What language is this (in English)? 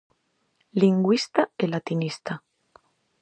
Galician